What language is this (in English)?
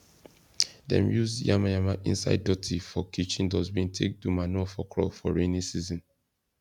Nigerian Pidgin